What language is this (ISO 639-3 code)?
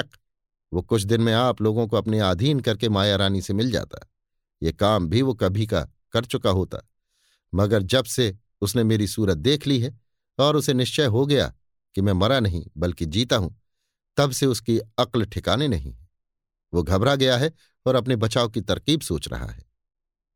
hin